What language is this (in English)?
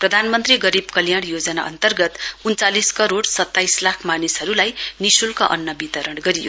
Nepali